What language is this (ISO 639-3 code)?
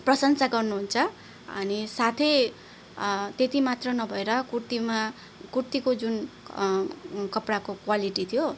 nep